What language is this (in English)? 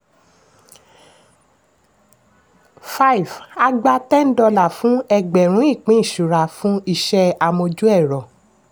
Yoruba